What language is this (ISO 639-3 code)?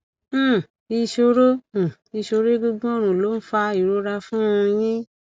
yor